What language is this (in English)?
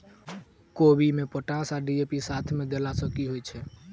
Maithili